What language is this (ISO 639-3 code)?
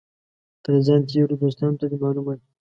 pus